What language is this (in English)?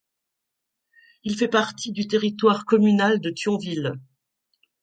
French